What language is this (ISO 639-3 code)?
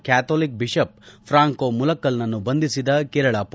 kan